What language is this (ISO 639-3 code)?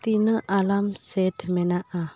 sat